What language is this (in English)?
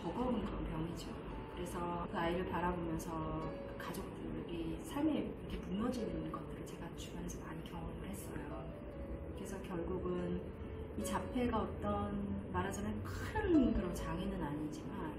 Korean